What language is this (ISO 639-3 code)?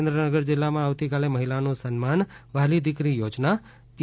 guj